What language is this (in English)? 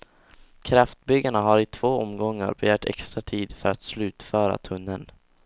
Swedish